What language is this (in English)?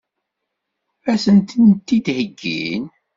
Kabyle